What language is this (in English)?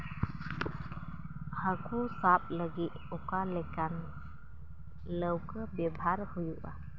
Santali